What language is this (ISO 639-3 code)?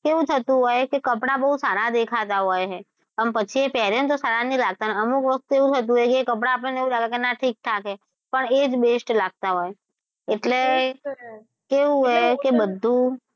guj